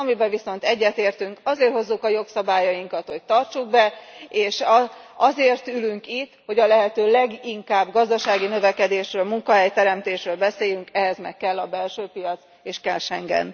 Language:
Hungarian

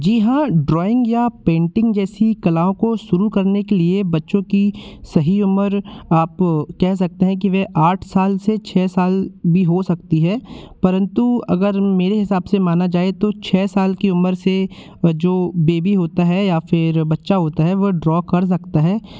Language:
Hindi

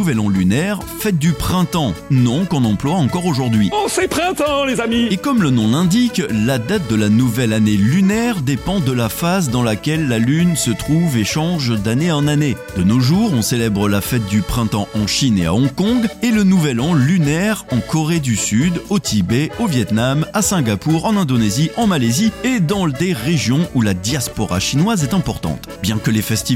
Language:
French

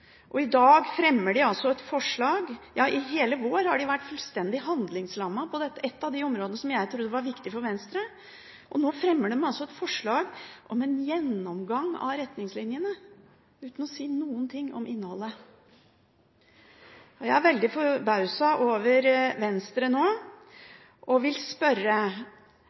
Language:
Norwegian Bokmål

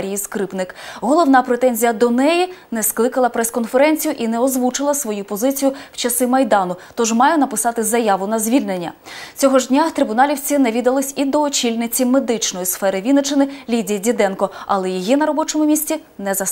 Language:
Ukrainian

